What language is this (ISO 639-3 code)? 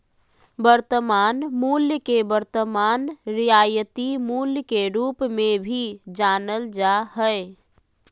mag